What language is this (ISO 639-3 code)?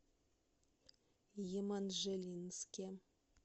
rus